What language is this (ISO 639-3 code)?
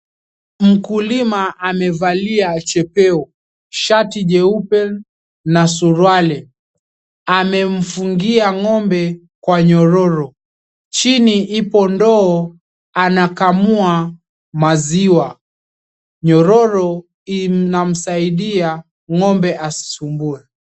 swa